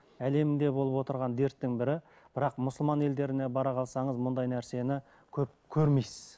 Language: Kazakh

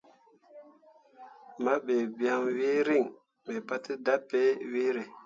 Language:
Mundang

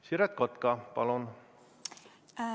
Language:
Estonian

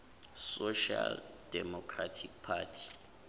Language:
Zulu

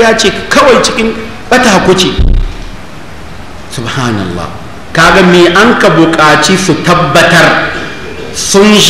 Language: Arabic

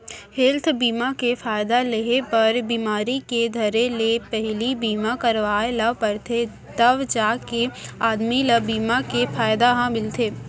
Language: Chhattisgarhi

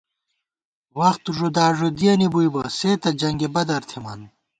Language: Gawar-Bati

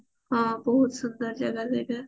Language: Odia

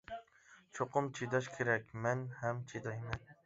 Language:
Uyghur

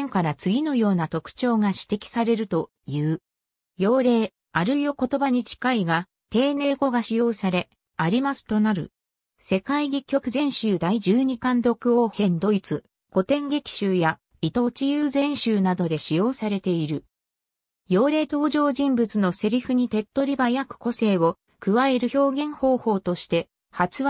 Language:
Japanese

